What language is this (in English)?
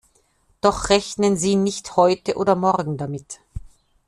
German